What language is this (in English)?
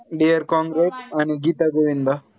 Marathi